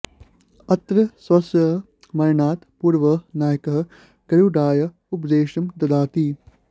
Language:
Sanskrit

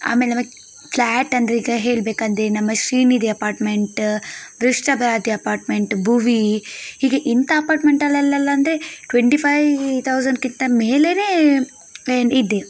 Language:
Kannada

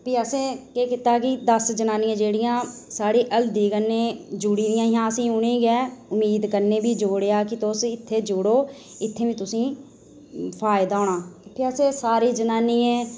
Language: Dogri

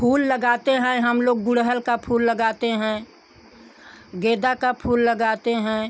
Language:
Hindi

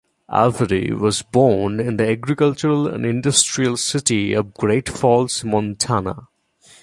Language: English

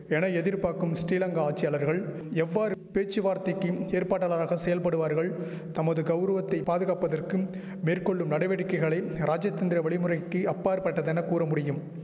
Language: Tamil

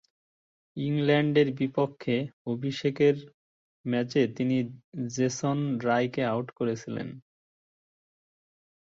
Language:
Bangla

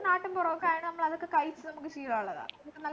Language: Malayalam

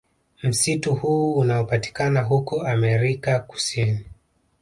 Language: Swahili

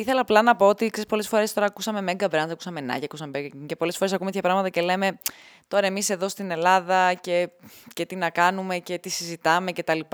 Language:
Greek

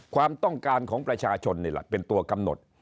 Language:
Thai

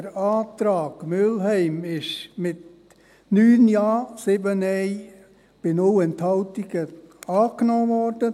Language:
Swiss German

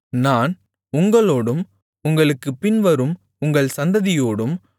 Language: Tamil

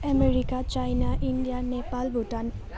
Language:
Nepali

